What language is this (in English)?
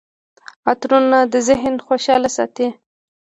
Pashto